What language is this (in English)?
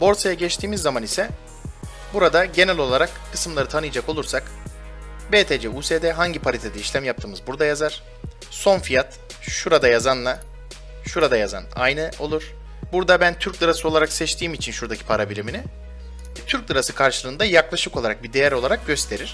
Turkish